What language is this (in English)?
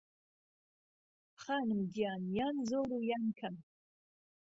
Central Kurdish